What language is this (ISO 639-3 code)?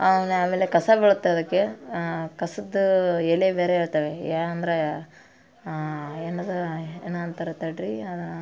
kan